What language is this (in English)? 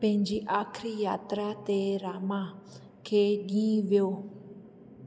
Sindhi